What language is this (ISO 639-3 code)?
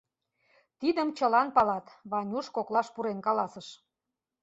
chm